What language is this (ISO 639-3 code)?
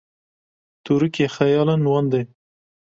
kur